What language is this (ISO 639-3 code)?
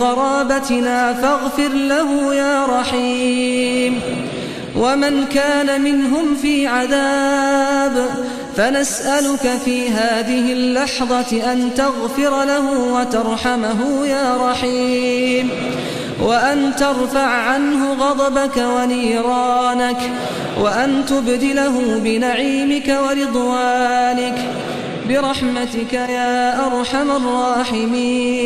ara